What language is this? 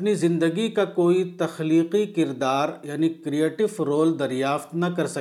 Urdu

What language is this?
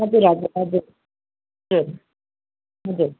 Nepali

